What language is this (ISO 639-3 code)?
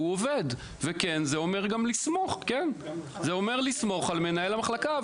heb